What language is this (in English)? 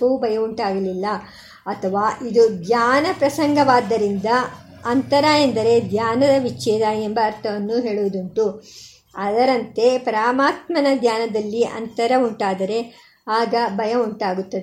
Kannada